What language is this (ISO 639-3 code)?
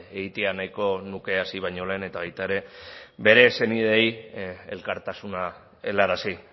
eus